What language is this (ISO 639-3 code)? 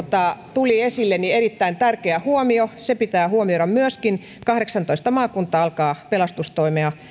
fin